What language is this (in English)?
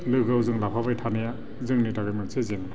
Bodo